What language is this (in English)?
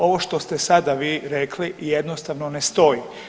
Croatian